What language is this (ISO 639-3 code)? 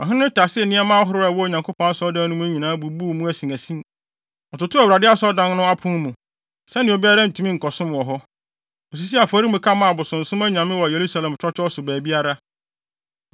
aka